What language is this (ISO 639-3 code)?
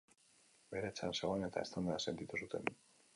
eus